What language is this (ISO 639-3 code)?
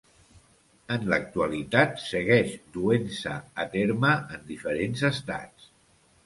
cat